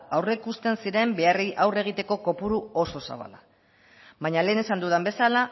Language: Basque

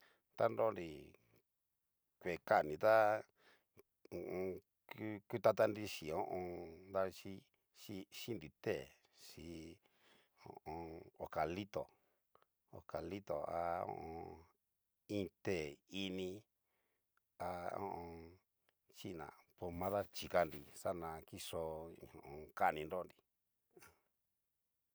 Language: Cacaloxtepec Mixtec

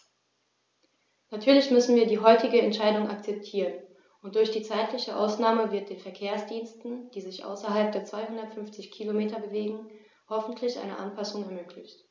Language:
German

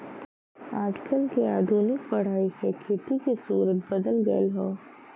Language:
Bhojpuri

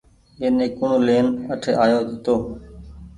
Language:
Goaria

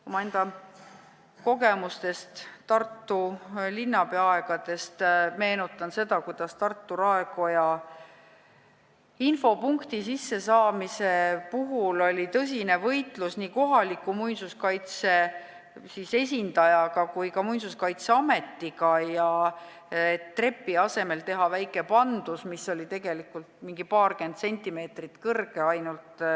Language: Estonian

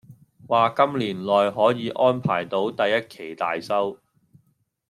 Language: Cantonese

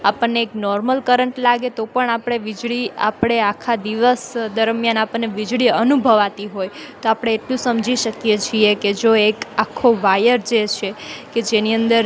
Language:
Gujarati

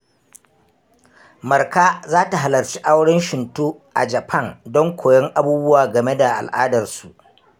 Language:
Hausa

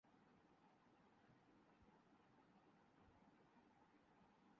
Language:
Urdu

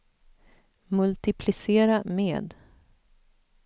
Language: Swedish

